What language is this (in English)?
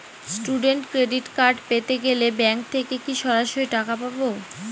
Bangla